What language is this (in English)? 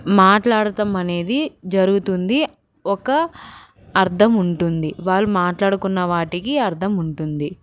Telugu